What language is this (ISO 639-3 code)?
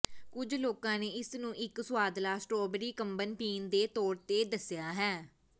pan